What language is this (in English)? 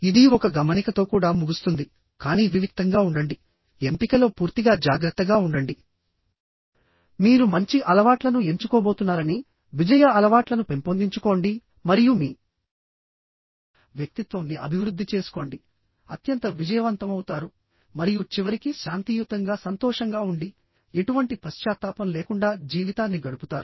Telugu